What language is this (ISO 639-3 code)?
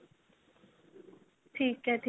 pan